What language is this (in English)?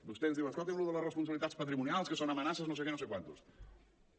Catalan